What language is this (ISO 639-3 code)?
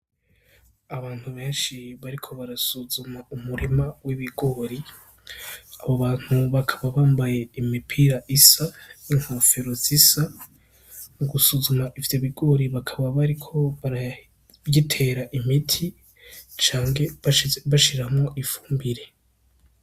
run